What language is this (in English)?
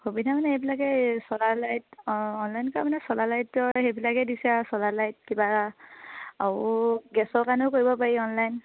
Assamese